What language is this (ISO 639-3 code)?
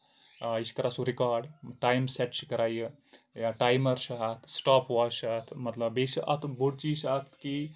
kas